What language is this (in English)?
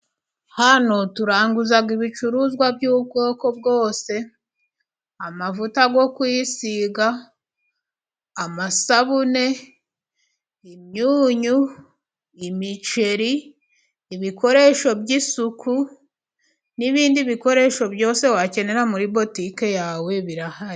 Kinyarwanda